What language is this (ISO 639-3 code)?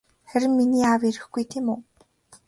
mon